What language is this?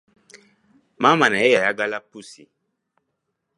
Ganda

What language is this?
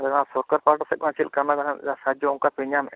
Santali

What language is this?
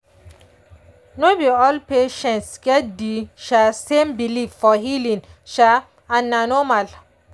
Nigerian Pidgin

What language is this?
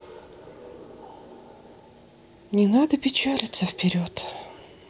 Russian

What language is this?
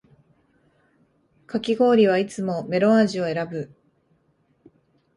Japanese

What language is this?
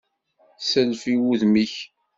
Kabyle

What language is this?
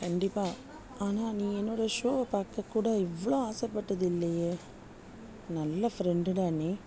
Tamil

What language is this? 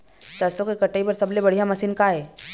Chhattisgarhi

